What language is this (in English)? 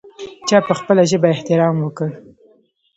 Pashto